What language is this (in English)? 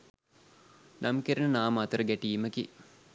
Sinhala